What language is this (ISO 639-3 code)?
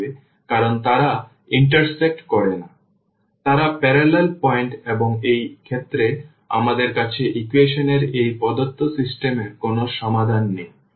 ben